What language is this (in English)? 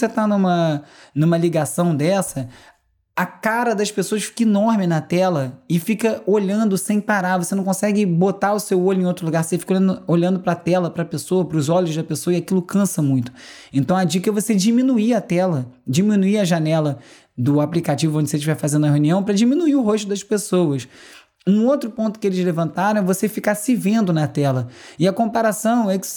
Portuguese